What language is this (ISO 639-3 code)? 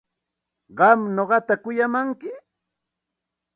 qxt